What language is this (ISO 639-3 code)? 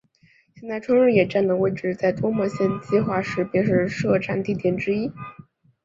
zho